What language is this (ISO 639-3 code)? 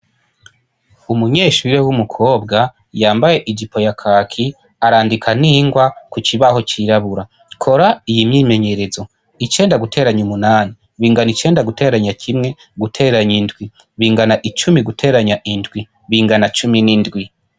run